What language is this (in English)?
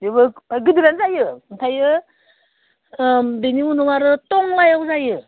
Bodo